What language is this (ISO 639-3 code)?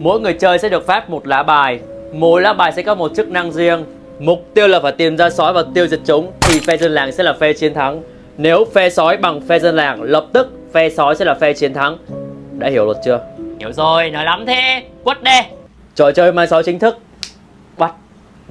vie